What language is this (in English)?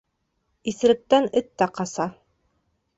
Bashkir